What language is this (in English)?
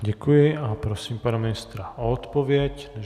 Czech